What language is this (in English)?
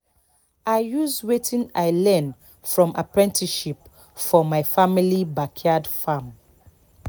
Nigerian Pidgin